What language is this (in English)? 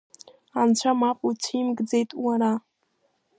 Abkhazian